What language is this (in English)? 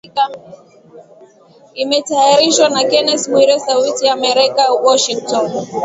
Swahili